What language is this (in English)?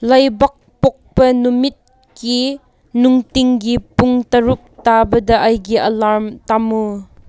Manipuri